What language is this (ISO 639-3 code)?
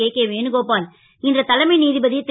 tam